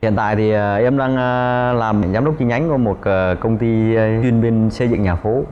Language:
Vietnamese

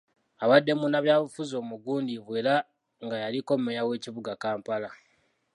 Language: Ganda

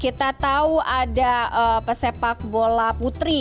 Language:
Indonesian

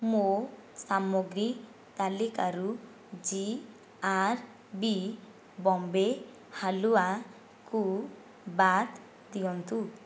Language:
Odia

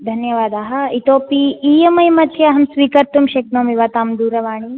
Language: Sanskrit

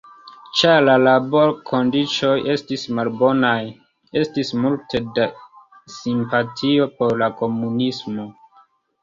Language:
Esperanto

